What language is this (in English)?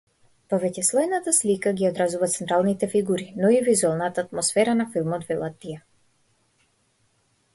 Macedonian